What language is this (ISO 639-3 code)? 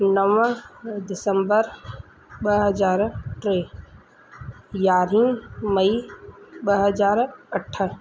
snd